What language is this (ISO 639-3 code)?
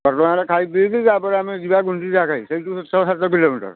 ori